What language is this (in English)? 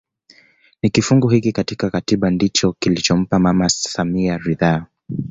Swahili